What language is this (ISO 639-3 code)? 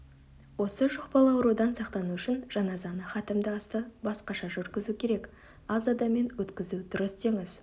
kaz